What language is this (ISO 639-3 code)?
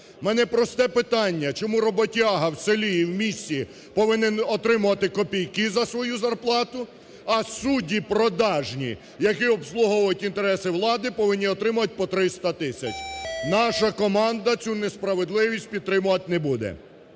ukr